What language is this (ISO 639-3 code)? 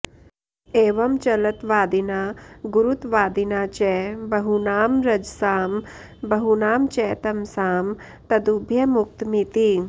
san